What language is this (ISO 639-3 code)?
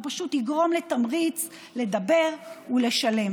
heb